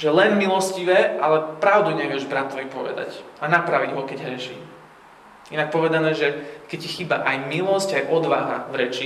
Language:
Slovak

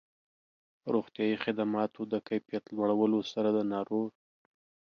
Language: Pashto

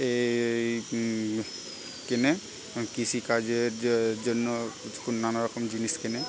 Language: Bangla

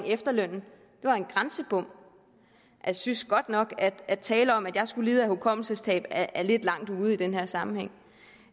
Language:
Danish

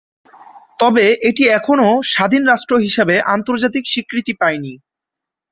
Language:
Bangla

